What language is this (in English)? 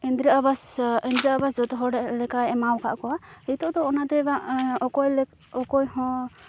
Santali